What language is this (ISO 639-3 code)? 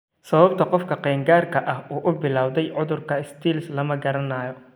som